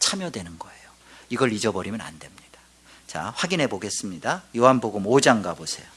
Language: Korean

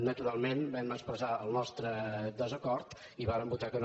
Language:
Catalan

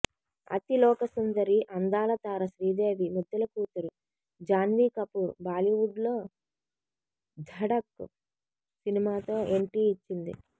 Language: Telugu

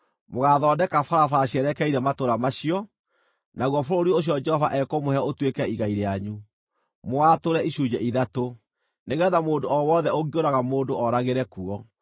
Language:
Kikuyu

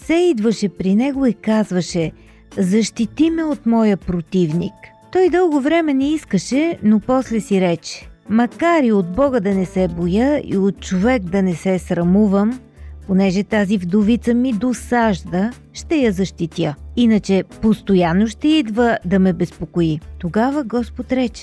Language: Bulgarian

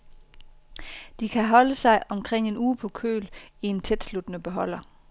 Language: Danish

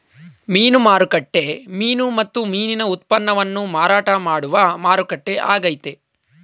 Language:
Kannada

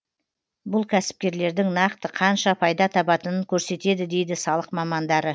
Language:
Kazakh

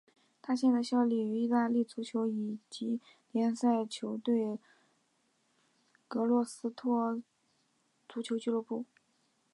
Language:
Chinese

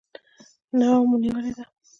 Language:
Pashto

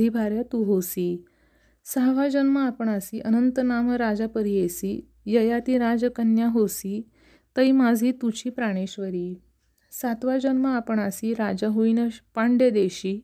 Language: Marathi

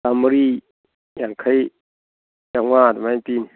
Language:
Manipuri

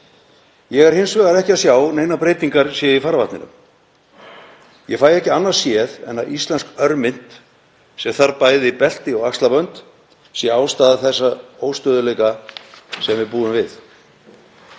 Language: Icelandic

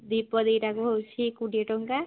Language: Odia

